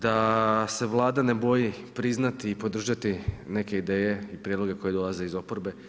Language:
Croatian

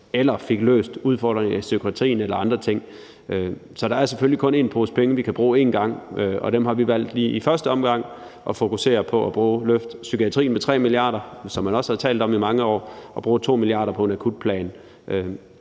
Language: Danish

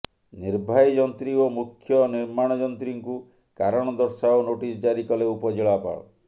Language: Odia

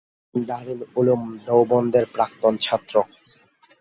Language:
Bangla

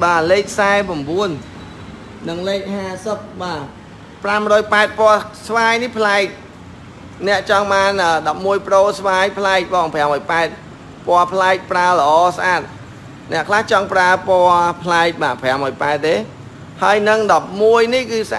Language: Vietnamese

